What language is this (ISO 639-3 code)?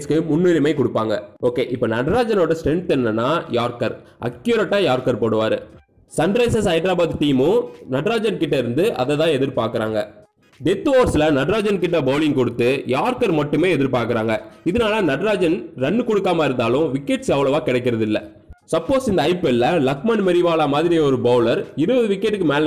hin